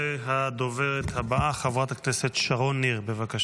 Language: Hebrew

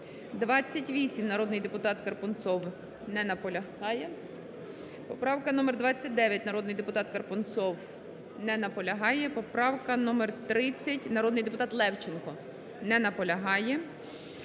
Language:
Ukrainian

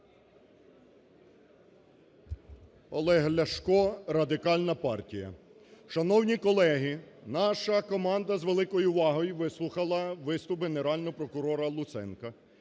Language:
Ukrainian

